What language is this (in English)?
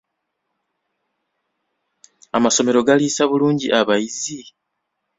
Ganda